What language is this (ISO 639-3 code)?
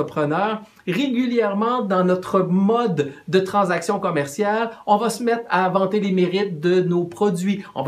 fra